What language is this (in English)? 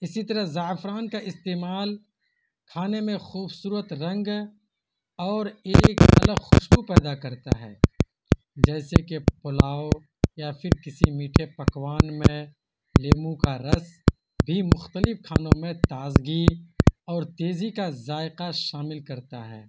Urdu